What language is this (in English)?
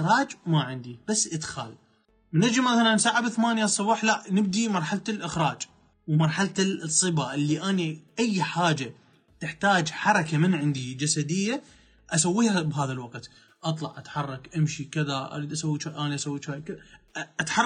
Arabic